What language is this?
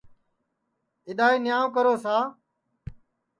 Sansi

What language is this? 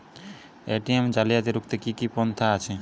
Bangla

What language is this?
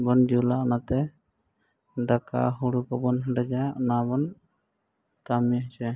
Santali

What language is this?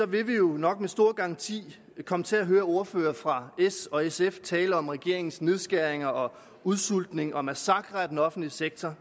Danish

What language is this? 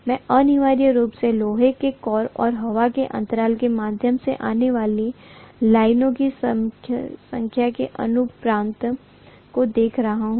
Hindi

